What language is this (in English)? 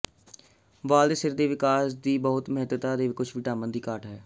Punjabi